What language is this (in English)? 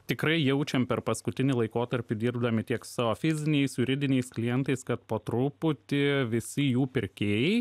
Lithuanian